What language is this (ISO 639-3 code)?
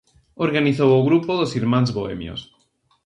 glg